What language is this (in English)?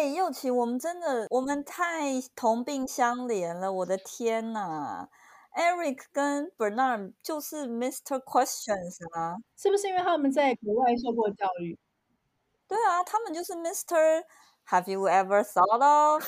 Chinese